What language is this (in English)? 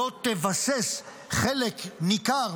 Hebrew